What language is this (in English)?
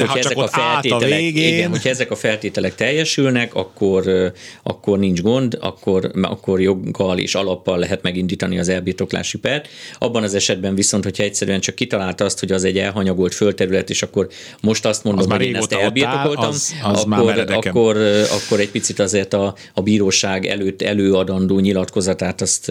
Hungarian